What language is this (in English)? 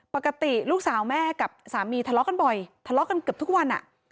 Thai